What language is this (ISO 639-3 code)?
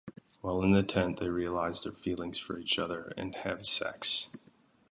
eng